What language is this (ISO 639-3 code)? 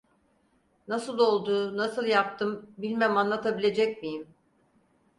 tur